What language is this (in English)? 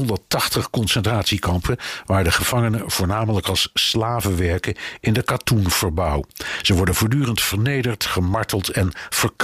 Dutch